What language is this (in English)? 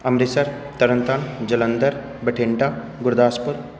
Punjabi